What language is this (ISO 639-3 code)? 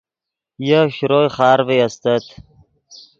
ydg